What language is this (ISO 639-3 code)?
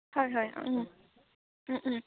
asm